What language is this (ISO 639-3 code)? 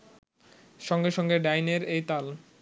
ben